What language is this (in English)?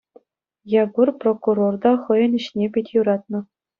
Chuvash